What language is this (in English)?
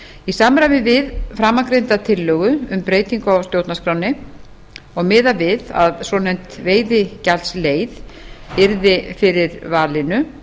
Icelandic